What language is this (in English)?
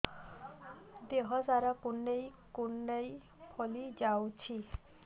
Odia